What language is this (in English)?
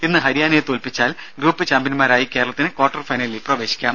Malayalam